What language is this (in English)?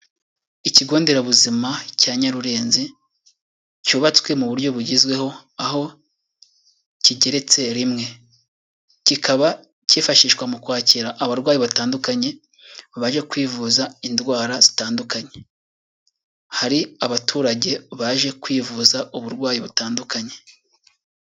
Kinyarwanda